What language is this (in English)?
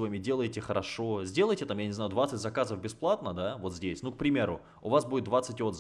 Russian